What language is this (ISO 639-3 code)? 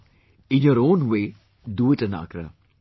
eng